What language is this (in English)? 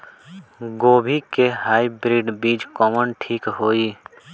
Bhojpuri